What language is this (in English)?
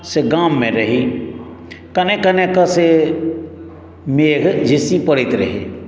Maithili